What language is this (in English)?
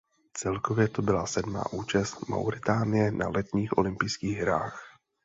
Czech